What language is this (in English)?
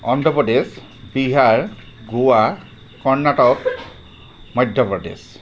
Assamese